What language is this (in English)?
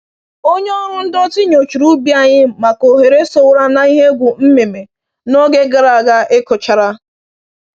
Igbo